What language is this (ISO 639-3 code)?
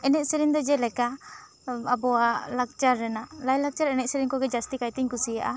sat